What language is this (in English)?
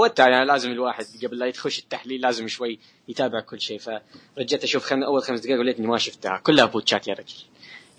Arabic